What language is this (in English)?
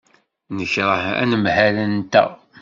Kabyle